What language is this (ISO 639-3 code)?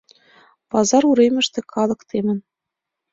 chm